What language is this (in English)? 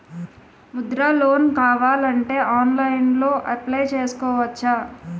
Telugu